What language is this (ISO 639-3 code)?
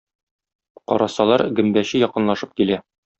tat